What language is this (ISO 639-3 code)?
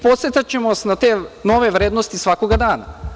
srp